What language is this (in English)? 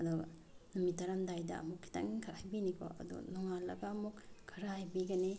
Manipuri